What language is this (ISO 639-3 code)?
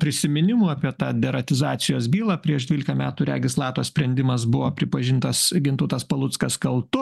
lit